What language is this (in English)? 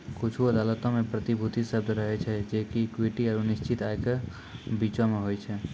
Maithili